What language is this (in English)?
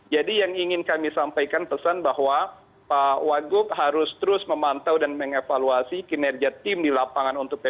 Indonesian